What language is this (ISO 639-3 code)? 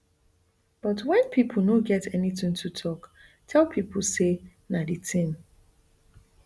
pcm